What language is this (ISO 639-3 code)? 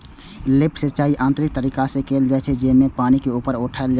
mai